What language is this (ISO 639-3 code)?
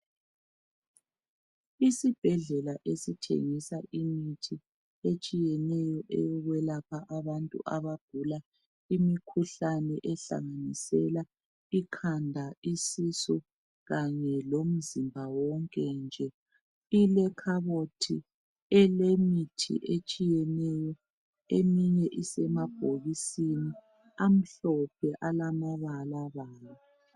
nde